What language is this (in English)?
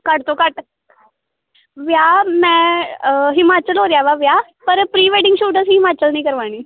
Punjabi